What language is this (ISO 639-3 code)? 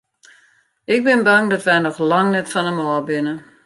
fry